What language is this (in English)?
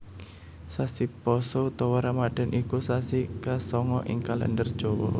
Javanese